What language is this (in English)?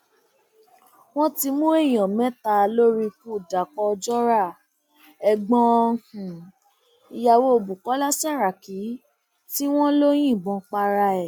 Yoruba